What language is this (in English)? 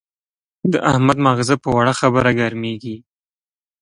Pashto